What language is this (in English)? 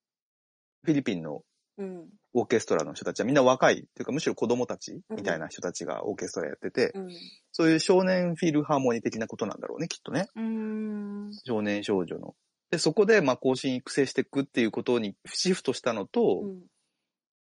Japanese